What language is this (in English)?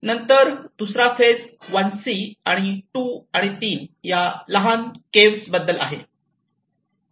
Marathi